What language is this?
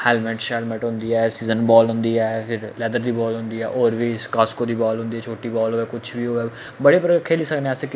Dogri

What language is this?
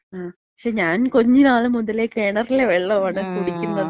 Malayalam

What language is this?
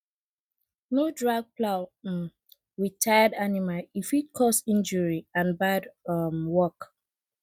Nigerian Pidgin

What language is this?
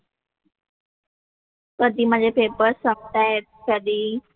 Marathi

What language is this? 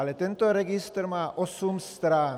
Czech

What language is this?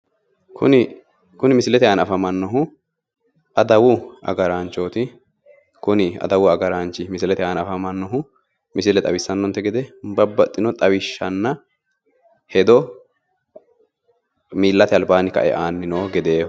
Sidamo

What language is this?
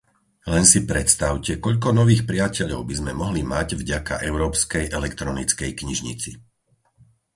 Slovak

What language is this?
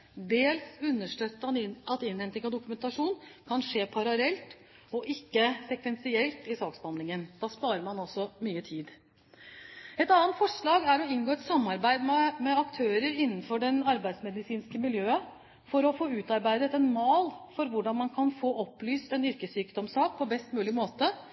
Norwegian Bokmål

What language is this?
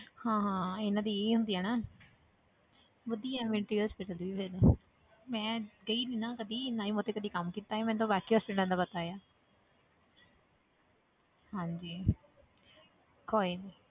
Punjabi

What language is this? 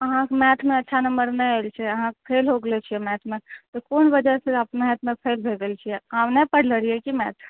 Maithili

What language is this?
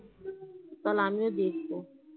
Bangla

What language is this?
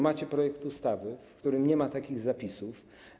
Polish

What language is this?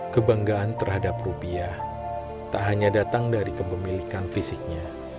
Indonesian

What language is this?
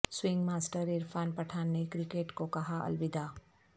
Urdu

